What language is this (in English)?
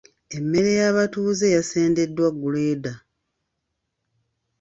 Ganda